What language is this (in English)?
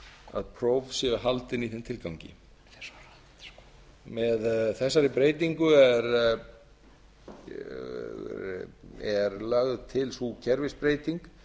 Icelandic